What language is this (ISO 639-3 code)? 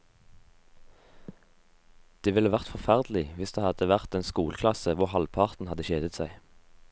nor